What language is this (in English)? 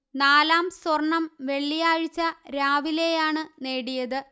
Malayalam